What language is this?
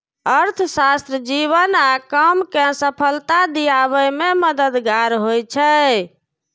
Maithili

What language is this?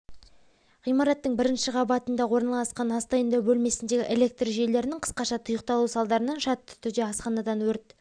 Kazakh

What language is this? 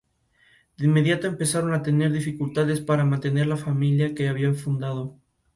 Spanish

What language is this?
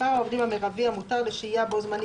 Hebrew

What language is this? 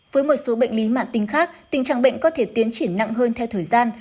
Vietnamese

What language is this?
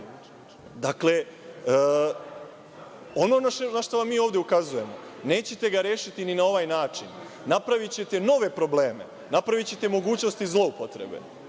Serbian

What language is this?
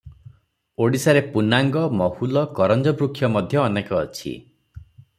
Odia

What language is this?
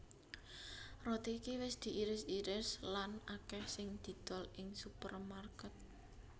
Javanese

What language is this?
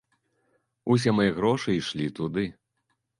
Belarusian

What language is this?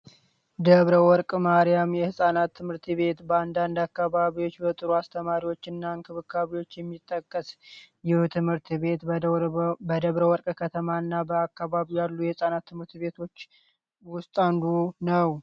Amharic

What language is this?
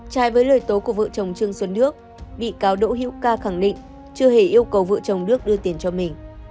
Vietnamese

